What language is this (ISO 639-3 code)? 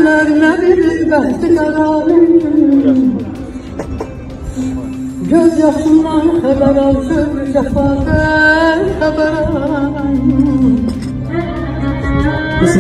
tur